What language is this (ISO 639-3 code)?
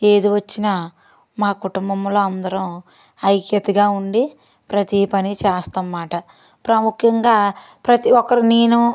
tel